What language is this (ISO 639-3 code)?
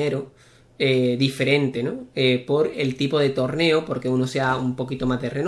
spa